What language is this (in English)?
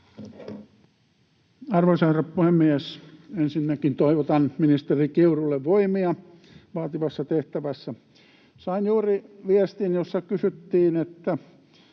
Finnish